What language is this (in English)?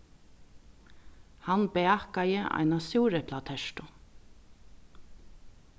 Faroese